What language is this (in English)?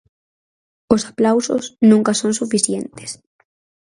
Galician